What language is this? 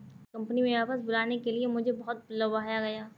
Hindi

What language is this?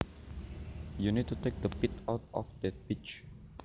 Javanese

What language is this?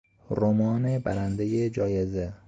Persian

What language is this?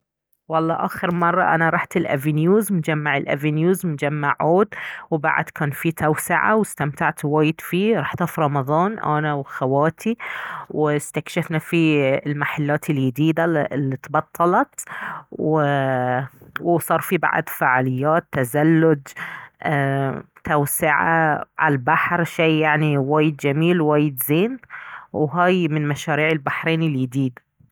Baharna Arabic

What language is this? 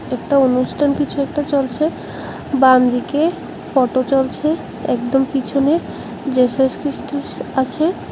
Bangla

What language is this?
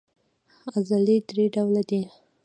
Pashto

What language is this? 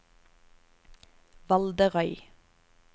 Norwegian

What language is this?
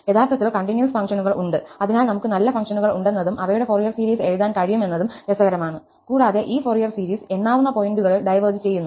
Malayalam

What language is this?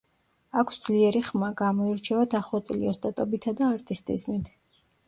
Georgian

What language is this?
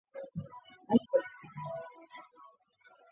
Chinese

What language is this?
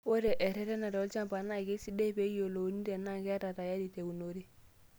Masai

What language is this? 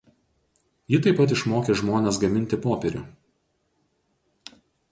Lithuanian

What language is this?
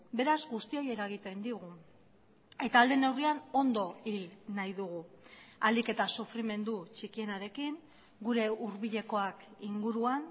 Basque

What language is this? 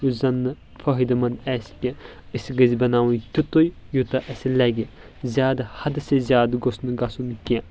Kashmiri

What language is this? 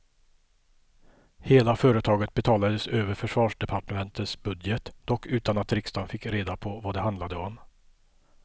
Swedish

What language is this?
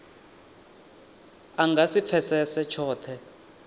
Venda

